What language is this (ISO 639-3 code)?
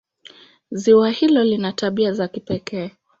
swa